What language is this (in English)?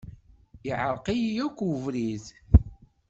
Kabyle